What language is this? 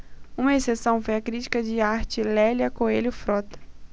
Portuguese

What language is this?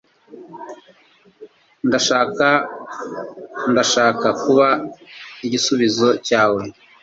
Kinyarwanda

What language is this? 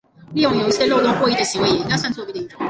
Chinese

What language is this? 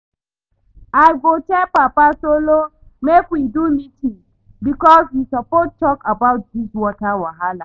Nigerian Pidgin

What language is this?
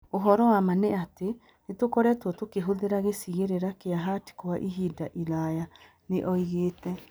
Kikuyu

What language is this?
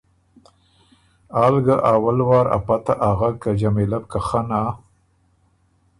Ormuri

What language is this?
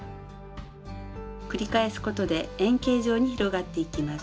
Japanese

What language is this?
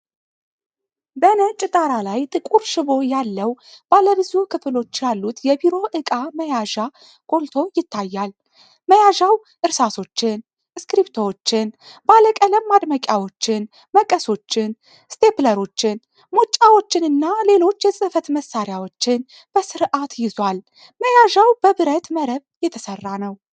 Amharic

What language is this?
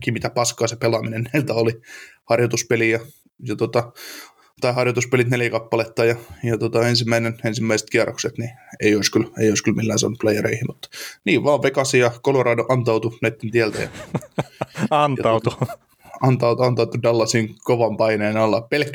Finnish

